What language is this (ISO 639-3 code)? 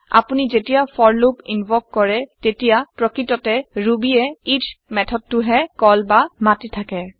asm